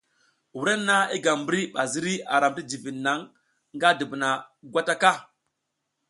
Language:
South Giziga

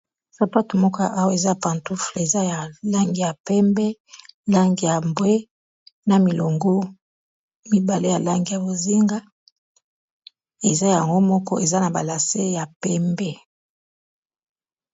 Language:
Lingala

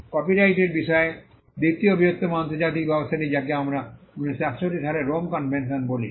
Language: Bangla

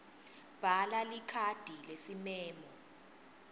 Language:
Swati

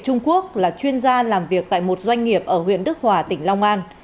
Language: Vietnamese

